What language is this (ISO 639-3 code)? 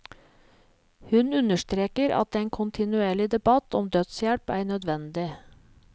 nor